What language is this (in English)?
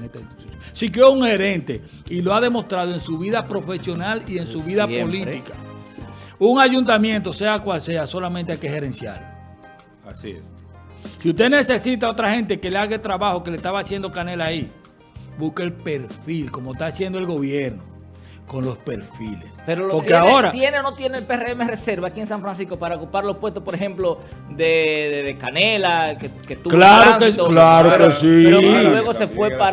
Spanish